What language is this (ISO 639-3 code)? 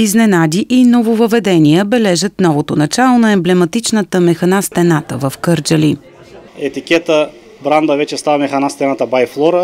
bul